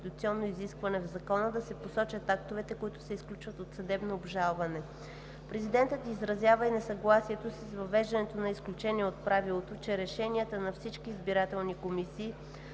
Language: Bulgarian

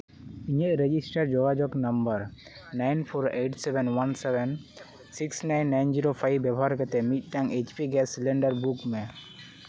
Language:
Santali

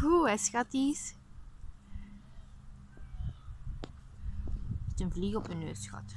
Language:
Dutch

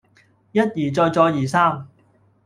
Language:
Cantonese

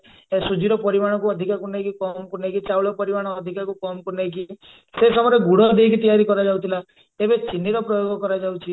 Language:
Odia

